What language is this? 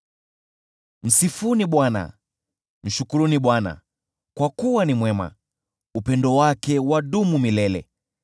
Swahili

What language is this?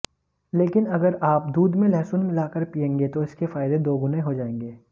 Hindi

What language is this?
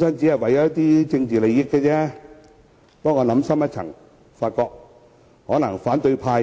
Cantonese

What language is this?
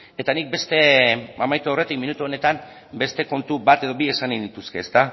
Basque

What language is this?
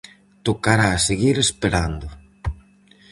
Galician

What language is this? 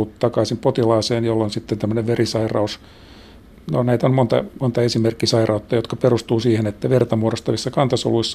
Finnish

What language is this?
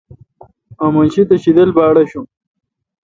Kalkoti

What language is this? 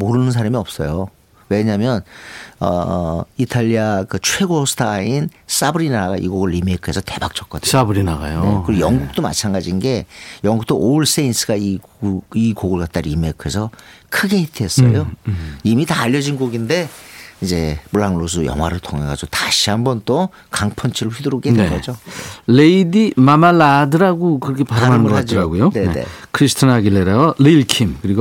Korean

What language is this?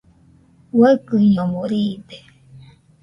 Nüpode Huitoto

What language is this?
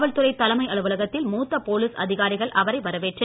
Tamil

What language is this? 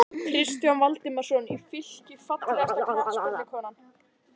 Icelandic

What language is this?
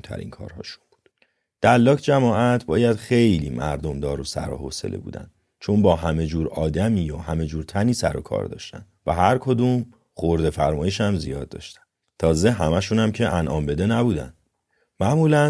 Persian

